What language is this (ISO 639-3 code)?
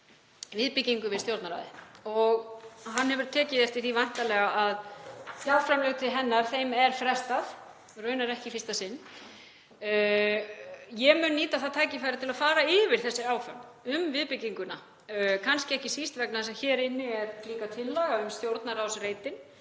isl